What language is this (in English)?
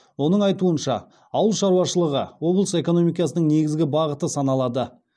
Kazakh